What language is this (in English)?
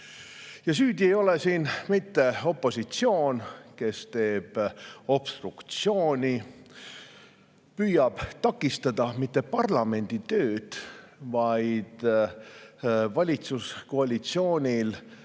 Estonian